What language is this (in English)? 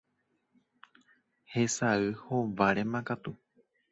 Guarani